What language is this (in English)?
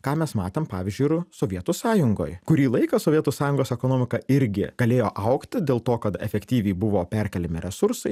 Lithuanian